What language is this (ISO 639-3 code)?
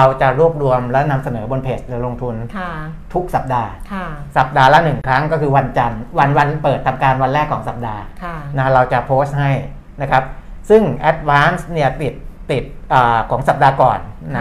tha